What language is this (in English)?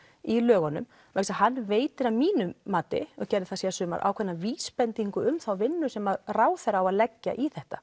Icelandic